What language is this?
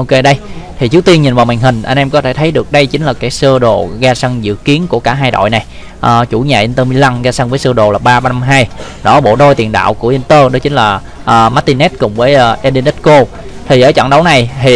Vietnamese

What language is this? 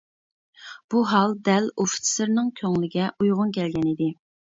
Uyghur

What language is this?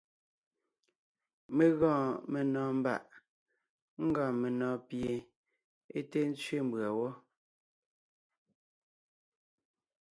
Ngiemboon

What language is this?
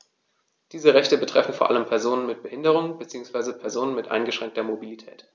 German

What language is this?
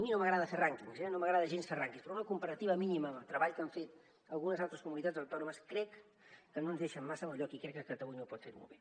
Catalan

